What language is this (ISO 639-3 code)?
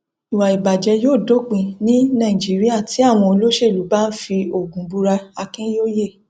yor